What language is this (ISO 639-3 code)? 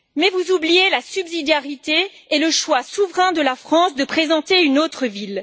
fra